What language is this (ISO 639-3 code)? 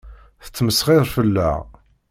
kab